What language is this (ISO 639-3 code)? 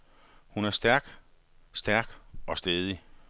dan